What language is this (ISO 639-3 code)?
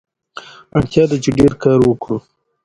pus